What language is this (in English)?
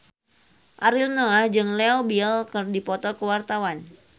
Sundanese